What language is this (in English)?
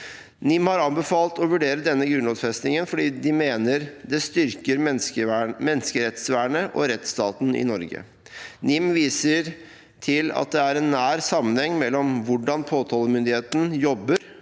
Norwegian